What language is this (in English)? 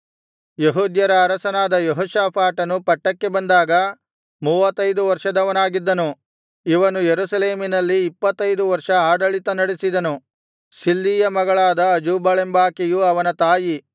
Kannada